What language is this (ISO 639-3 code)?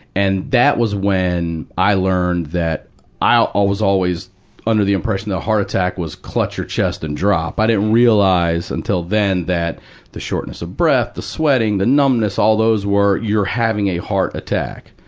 eng